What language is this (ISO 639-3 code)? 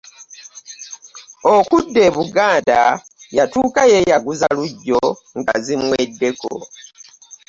lug